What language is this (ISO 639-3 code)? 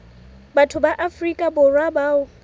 sot